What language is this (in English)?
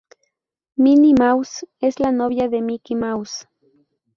Spanish